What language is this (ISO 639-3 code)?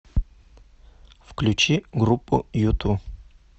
rus